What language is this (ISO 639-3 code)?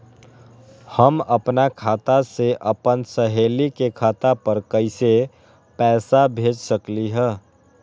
mag